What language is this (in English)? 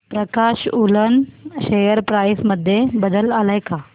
Marathi